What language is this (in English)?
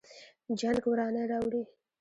Pashto